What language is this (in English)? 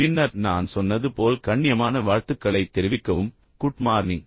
Tamil